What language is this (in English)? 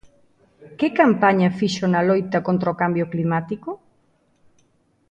Galician